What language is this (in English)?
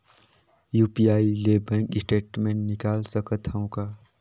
Chhattisgarhi